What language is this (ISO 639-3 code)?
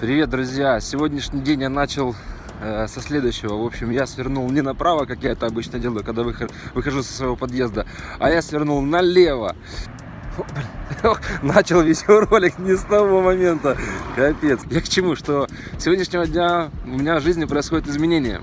rus